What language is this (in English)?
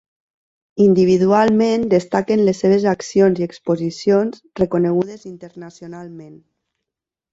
Catalan